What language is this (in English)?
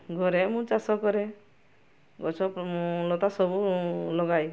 Odia